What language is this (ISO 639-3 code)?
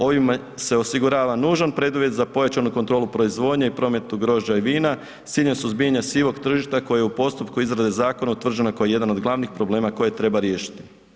hrv